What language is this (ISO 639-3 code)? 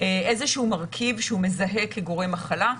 heb